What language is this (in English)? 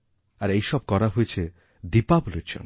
Bangla